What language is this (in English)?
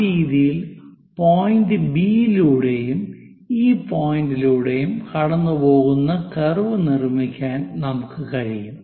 Malayalam